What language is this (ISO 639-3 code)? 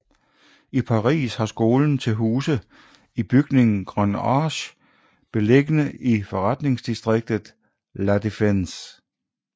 dan